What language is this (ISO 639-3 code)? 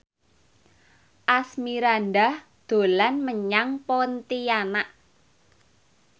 jav